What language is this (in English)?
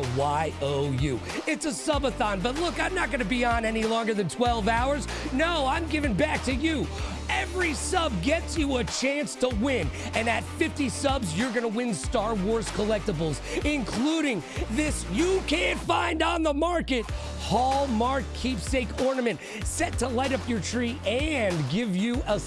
English